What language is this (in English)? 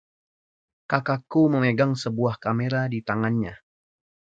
Indonesian